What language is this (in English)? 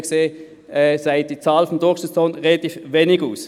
Swiss German